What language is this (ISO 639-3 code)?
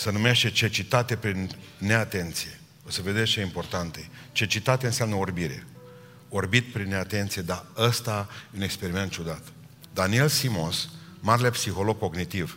ron